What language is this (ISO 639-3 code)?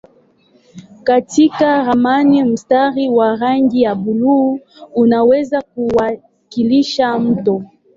swa